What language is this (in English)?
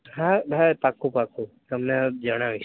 Gujarati